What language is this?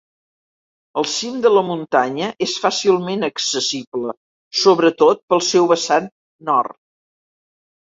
Catalan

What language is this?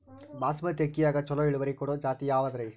Kannada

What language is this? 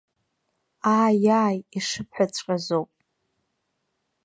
Abkhazian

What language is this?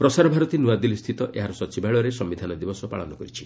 Odia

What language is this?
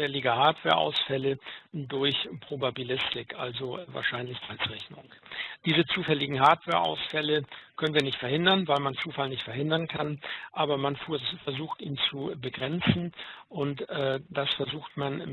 German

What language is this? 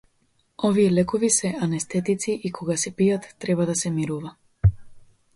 Macedonian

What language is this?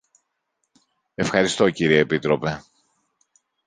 Greek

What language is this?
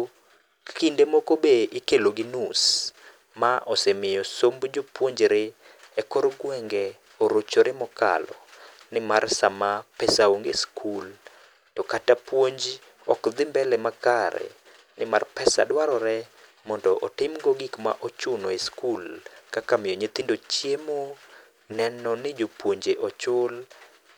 Luo (Kenya and Tanzania)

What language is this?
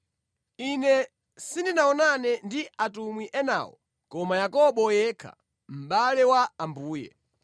Nyanja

